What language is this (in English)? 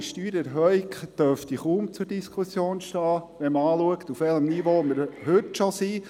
Swiss German